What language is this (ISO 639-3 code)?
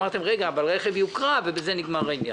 heb